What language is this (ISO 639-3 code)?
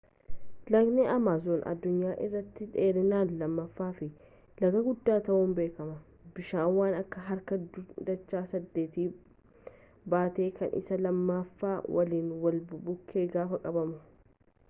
orm